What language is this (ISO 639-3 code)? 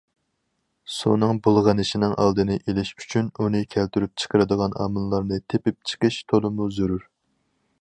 uig